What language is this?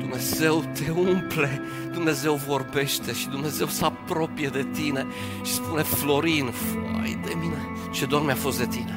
Romanian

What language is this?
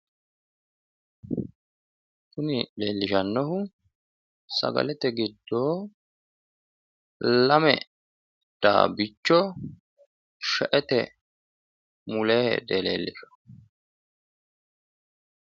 Sidamo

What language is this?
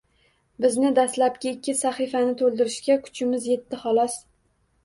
Uzbek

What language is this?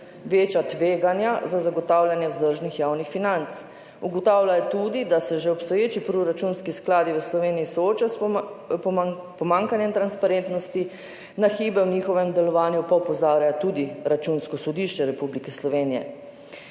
Slovenian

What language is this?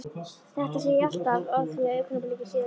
Icelandic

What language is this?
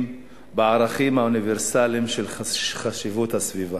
Hebrew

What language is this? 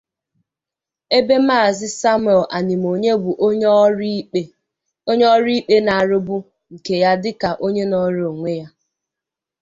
Igbo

